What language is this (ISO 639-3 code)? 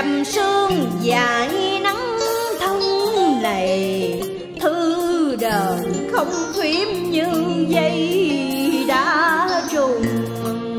vie